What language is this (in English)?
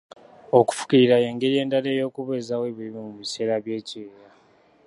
Ganda